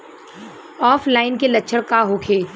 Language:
Bhojpuri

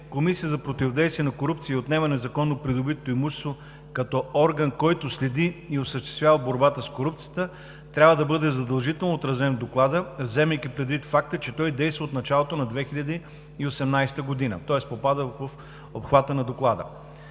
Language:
Bulgarian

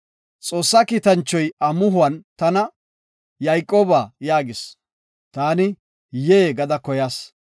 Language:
Gofa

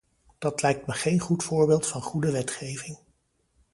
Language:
Dutch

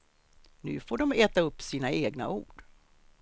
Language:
Swedish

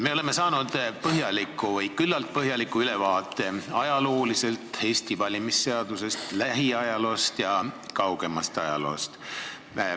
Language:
Estonian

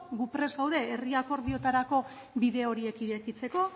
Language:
Basque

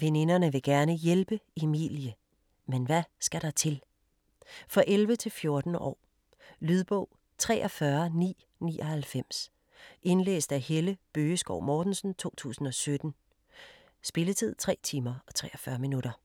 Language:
Danish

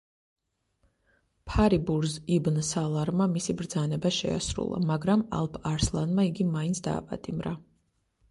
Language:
Georgian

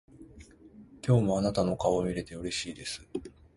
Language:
Japanese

